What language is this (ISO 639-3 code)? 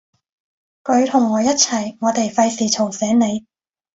yue